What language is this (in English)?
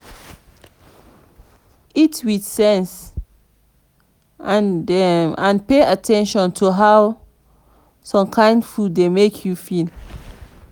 Nigerian Pidgin